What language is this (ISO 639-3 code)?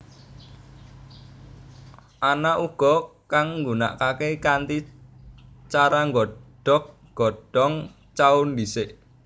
jav